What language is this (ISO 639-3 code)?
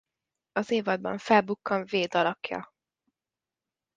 hun